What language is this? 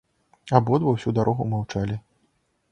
Belarusian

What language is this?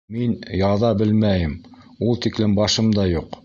Bashkir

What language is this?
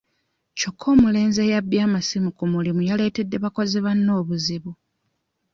Ganda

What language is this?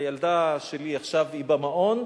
Hebrew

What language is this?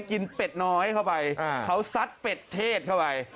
Thai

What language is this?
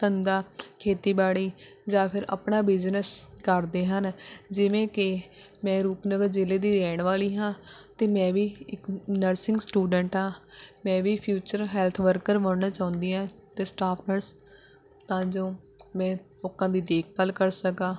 Punjabi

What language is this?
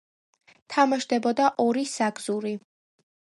Georgian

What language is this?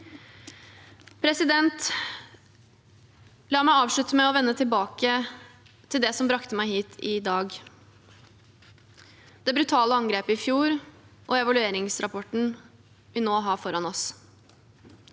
Norwegian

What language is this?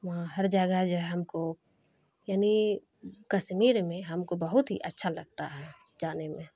Urdu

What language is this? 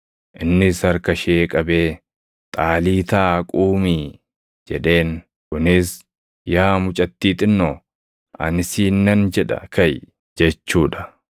Oromo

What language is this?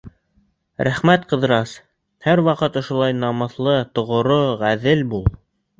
Bashkir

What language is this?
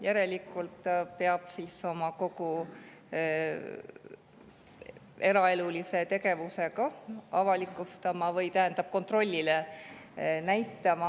Estonian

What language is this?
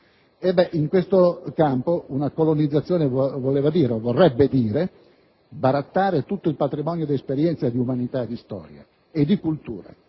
Italian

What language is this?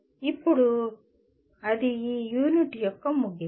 Telugu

